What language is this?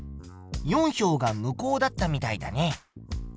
Japanese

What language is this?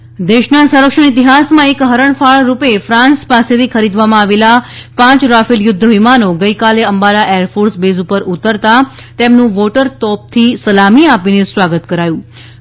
Gujarati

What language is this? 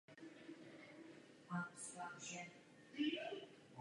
Czech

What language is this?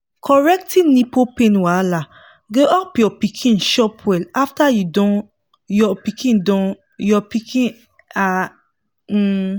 Nigerian Pidgin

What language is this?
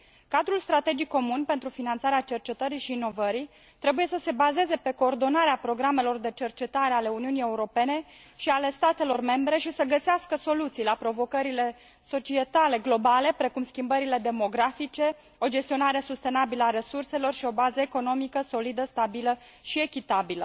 Romanian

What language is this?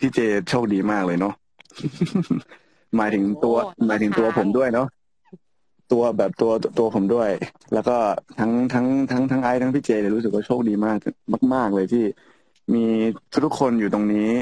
Thai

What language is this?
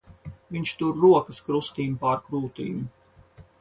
Latvian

